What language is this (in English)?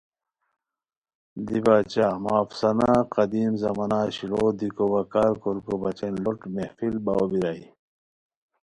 Khowar